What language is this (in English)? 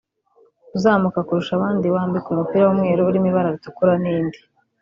Kinyarwanda